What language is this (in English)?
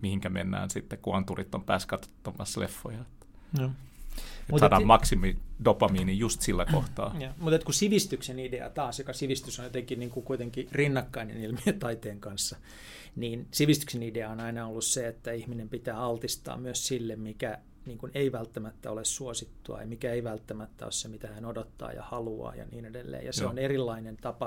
Finnish